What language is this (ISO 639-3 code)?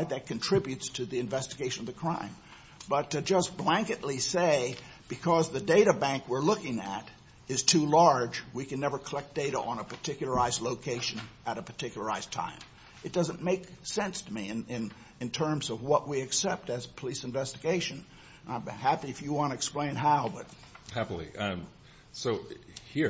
eng